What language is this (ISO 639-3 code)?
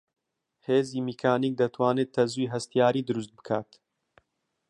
ckb